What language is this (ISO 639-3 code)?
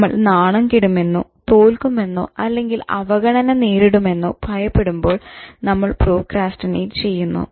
mal